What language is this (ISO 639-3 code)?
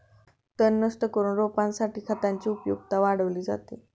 mar